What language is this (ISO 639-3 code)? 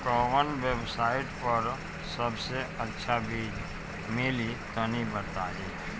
bho